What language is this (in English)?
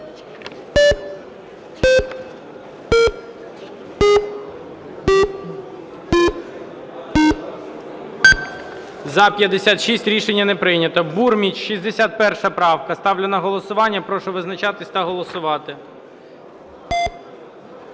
Ukrainian